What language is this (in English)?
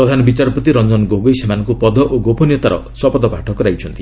Odia